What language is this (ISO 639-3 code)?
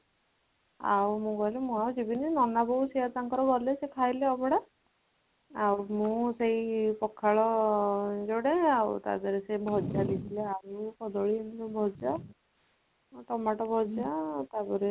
ori